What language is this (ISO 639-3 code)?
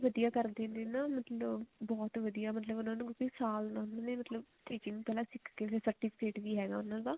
pan